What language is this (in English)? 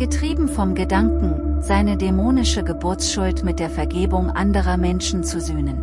German